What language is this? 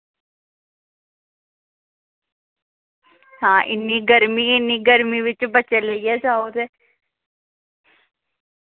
Dogri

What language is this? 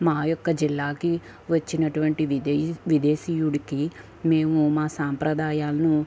Telugu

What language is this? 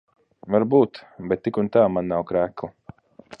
Latvian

